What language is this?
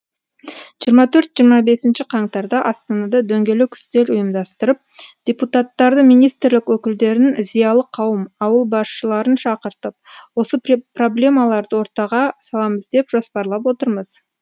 Kazakh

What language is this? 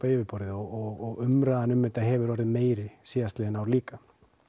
Icelandic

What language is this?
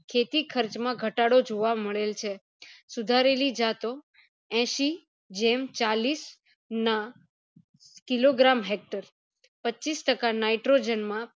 Gujarati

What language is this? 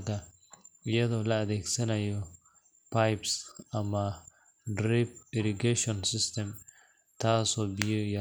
Somali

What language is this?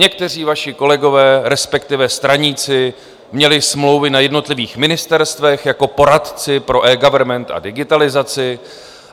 Czech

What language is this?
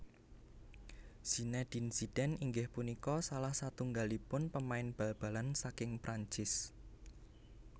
Javanese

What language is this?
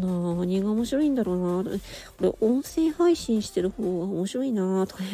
Japanese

